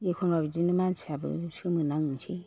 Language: Bodo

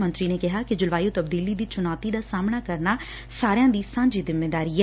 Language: Punjabi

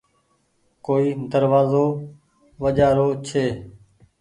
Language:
Goaria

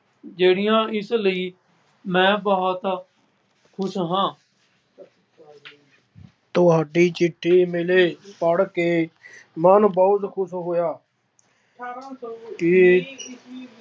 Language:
Punjabi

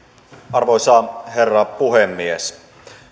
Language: Finnish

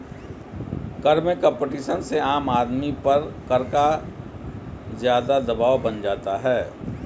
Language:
Hindi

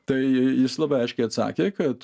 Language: Lithuanian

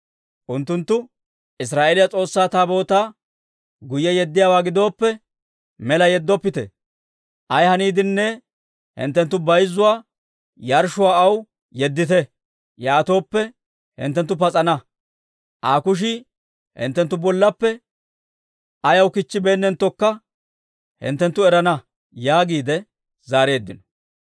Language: Dawro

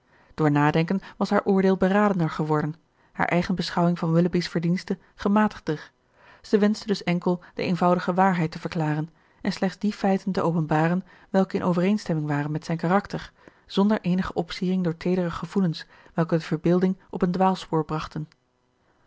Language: Dutch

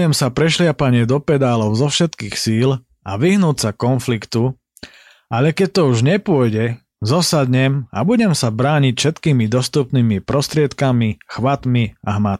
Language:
Slovak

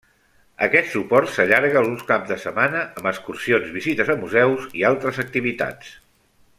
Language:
Catalan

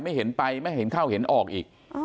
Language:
Thai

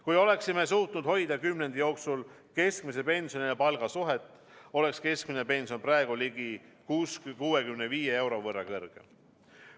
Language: Estonian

